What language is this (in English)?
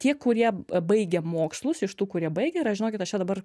Lithuanian